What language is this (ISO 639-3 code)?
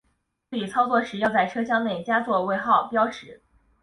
zho